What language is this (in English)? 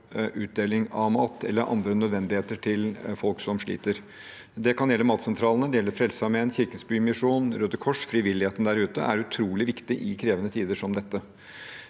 Norwegian